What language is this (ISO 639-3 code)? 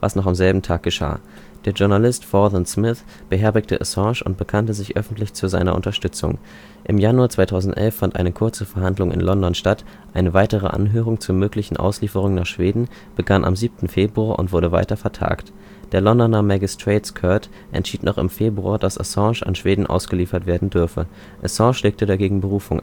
deu